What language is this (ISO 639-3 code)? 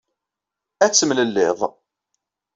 kab